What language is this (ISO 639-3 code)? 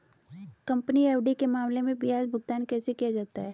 hin